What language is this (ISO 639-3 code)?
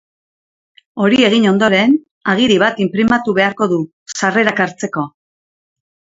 eus